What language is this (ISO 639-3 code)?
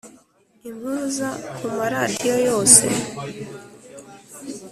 kin